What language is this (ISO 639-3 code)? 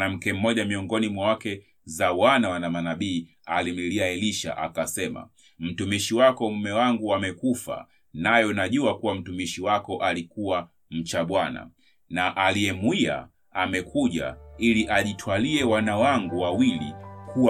swa